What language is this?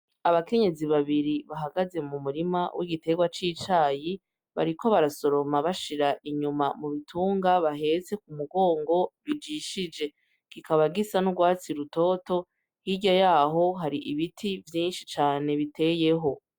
Rundi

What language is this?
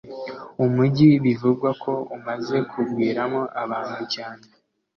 Kinyarwanda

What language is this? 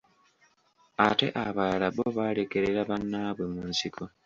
Ganda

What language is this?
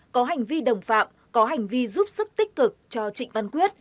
Vietnamese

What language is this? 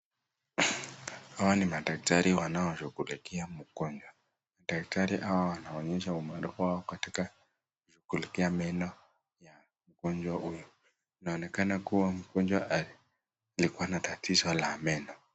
Swahili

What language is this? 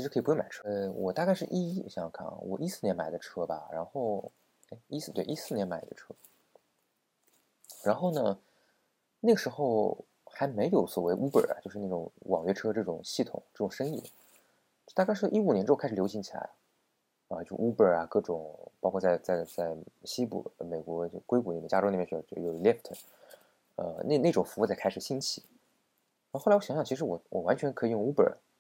Chinese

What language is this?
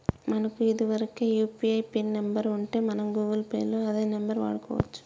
Telugu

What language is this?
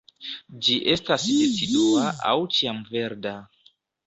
Esperanto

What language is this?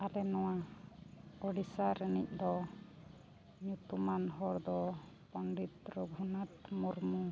Santali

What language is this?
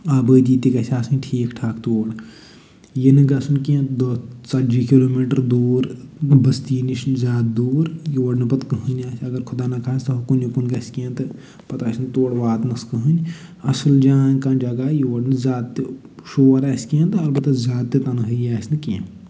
Kashmiri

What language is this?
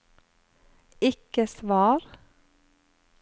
Norwegian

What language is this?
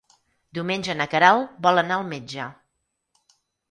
Catalan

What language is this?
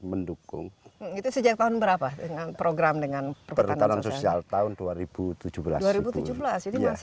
Indonesian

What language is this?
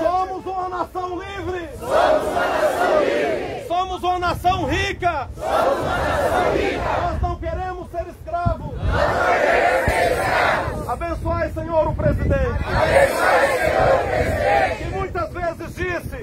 Portuguese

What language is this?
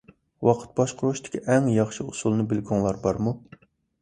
Uyghur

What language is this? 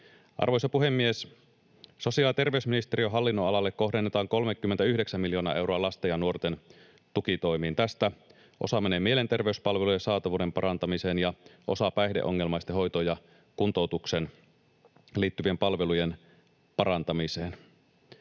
Finnish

